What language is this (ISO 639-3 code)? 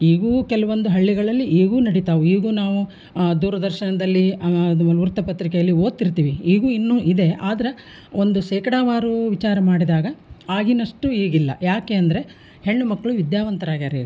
kan